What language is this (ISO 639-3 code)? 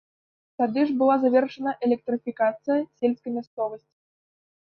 bel